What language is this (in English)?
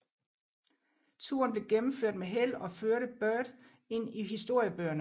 Danish